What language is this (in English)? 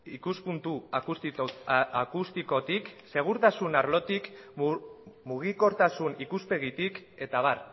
Basque